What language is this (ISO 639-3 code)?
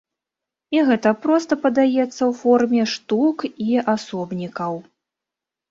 bel